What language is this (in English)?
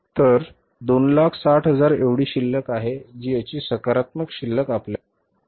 Marathi